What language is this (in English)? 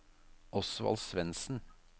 Norwegian